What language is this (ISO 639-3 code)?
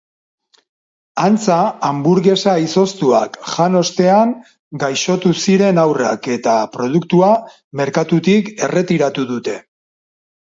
eus